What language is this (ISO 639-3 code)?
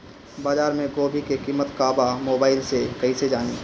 bho